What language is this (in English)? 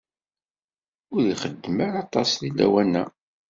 Kabyle